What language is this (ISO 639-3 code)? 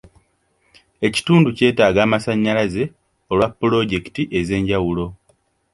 lug